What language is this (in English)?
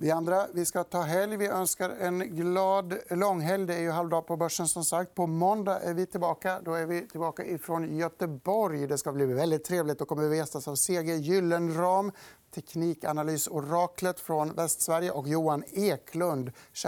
Swedish